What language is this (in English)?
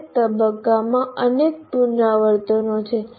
Gujarati